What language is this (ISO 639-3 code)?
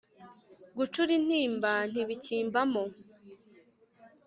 kin